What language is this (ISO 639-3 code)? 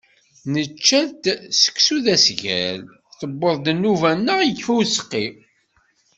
kab